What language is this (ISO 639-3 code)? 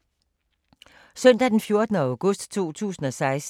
dan